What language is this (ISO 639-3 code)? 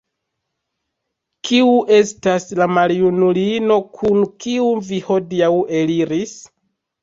epo